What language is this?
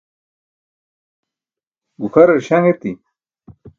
Burushaski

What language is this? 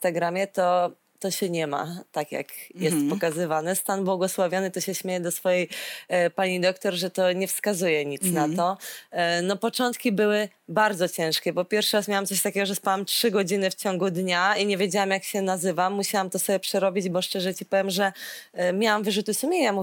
Polish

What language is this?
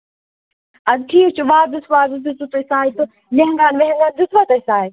Kashmiri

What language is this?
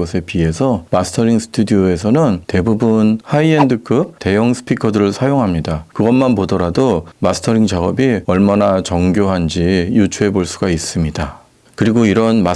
Korean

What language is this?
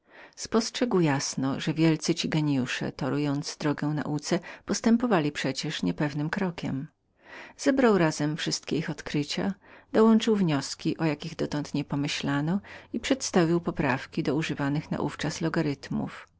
Polish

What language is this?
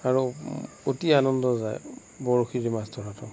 Assamese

